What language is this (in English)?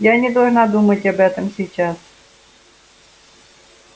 Russian